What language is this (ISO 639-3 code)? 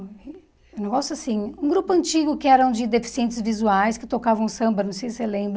por